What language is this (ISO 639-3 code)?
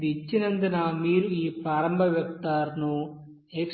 tel